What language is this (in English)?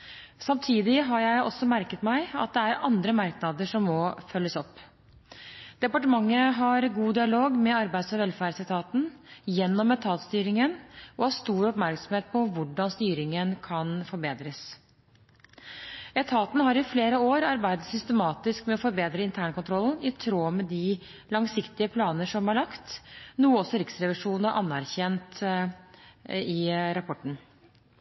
Norwegian Bokmål